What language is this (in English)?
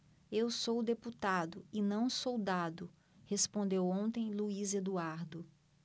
Portuguese